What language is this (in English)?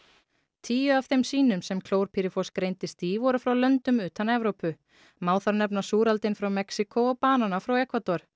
Icelandic